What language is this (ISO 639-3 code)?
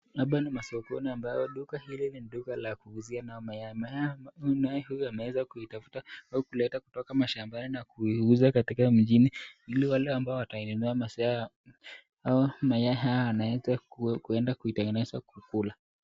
swa